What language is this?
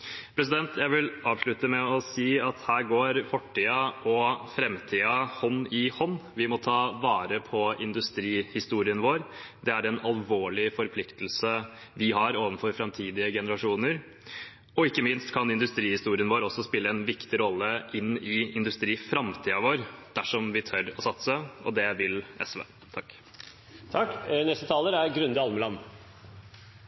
Norwegian Bokmål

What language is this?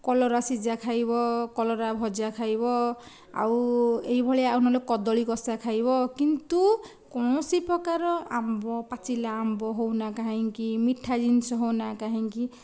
Odia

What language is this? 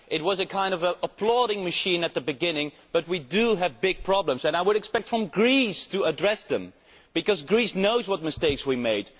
English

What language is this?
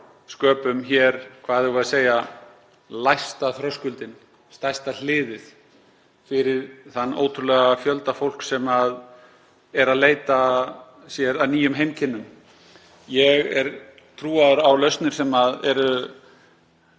Icelandic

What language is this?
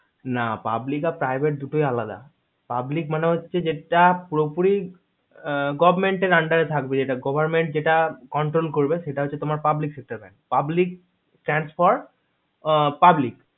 Bangla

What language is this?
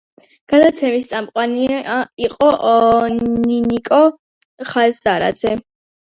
Georgian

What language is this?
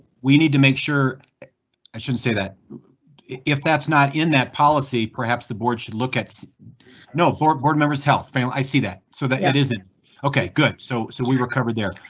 English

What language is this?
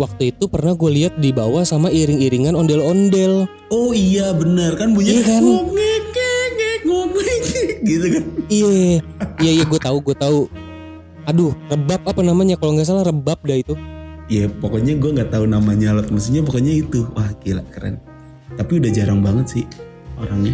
Indonesian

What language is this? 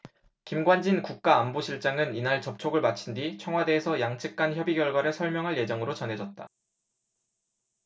Korean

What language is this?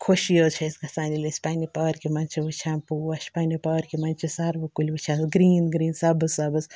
Kashmiri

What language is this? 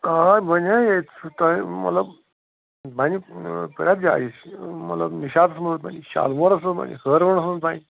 Kashmiri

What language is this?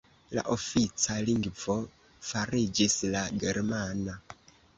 Esperanto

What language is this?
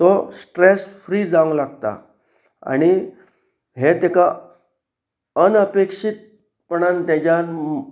Konkani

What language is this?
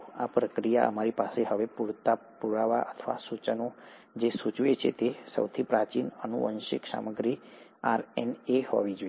Gujarati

